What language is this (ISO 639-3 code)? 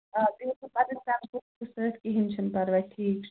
kas